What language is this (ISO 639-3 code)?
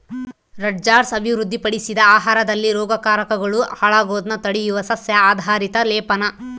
kan